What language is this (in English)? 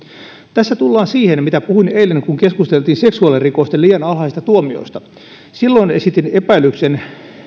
Finnish